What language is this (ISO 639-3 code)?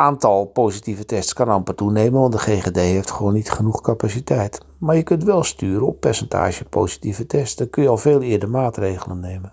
nld